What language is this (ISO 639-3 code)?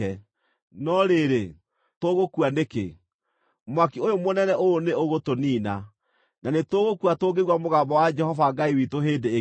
kik